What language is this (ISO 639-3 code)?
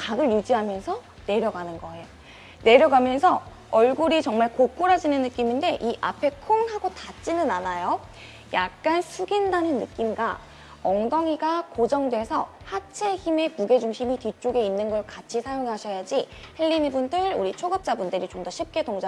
kor